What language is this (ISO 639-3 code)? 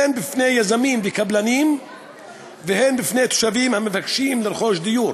heb